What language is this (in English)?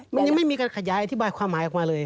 Thai